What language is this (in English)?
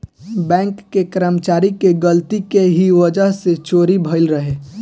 Bhojpuri